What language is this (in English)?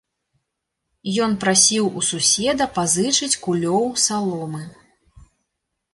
Belarusian